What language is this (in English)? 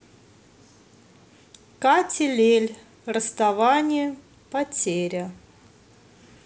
Russian